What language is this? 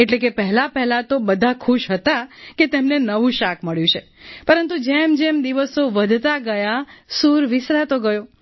Gujarati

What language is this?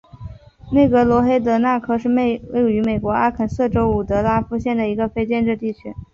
Chinese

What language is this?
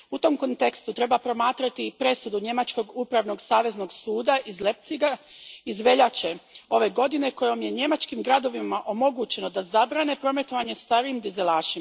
Croatian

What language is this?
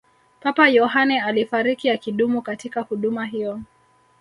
Swahili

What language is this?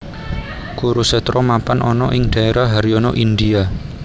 Javanese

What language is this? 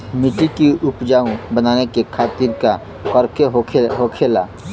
Bhojpuri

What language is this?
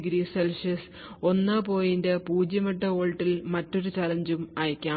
Malayalam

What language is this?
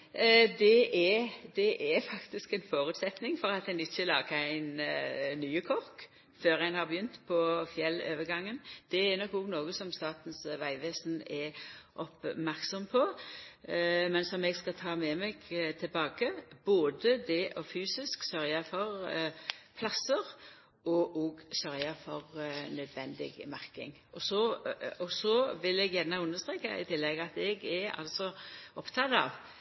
Norwegian Nynorsk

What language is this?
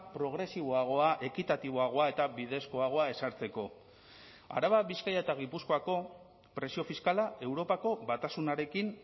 Basque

